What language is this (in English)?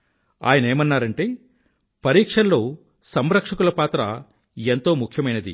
Telugu